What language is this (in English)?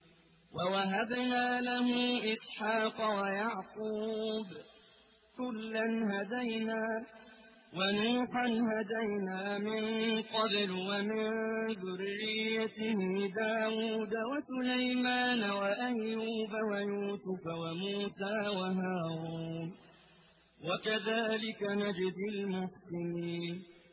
Arabic